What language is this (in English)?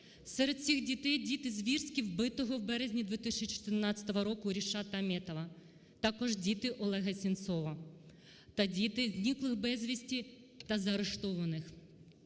Ukrainian